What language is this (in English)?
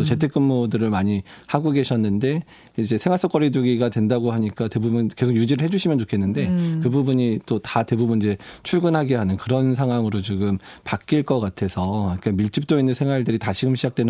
Korean